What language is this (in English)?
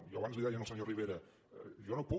Catalan